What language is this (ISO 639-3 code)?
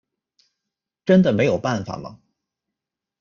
zho